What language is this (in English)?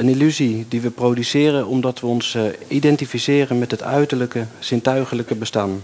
Dutch